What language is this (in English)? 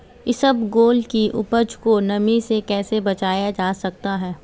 Hindi